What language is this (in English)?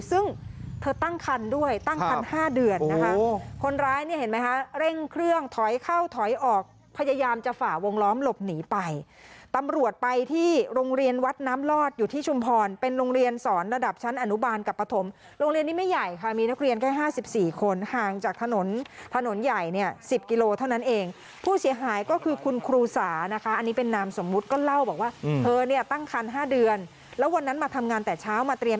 Thai